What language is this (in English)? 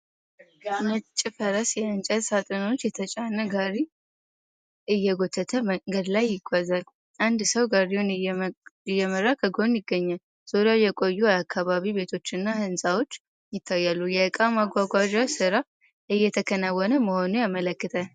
Amharic